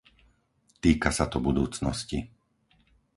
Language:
Slovak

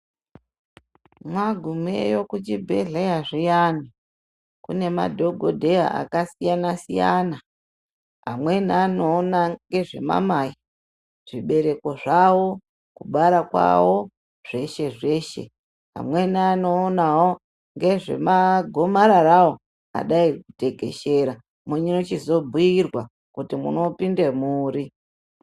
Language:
Ndau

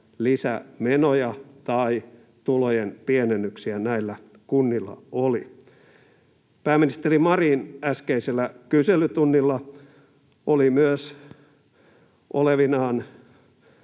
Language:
Finnish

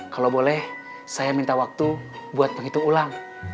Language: Indonesian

